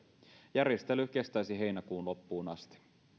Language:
Finnish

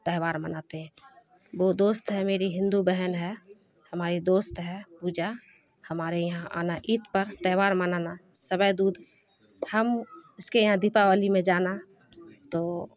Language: Urdu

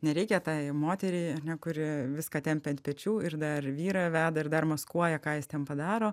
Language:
Lithuanian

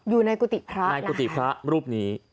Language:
Thai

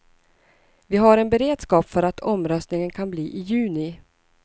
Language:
Swedish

